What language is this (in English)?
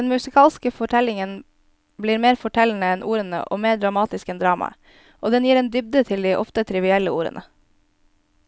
Norwegian